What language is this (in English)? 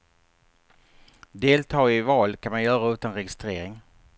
Swedish